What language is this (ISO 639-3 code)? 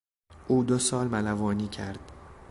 fas